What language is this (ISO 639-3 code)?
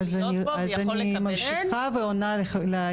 heb